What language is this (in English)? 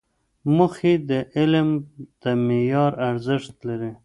Pashto